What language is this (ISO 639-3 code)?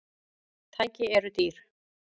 isl